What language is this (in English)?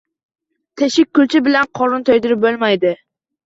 Uzbek